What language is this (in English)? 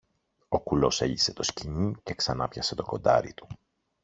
Greek